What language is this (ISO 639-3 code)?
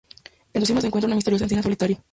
spa